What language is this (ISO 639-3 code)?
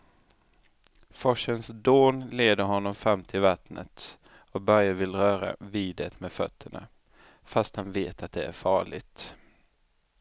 swe